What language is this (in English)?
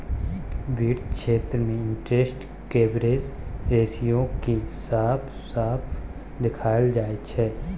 Maithili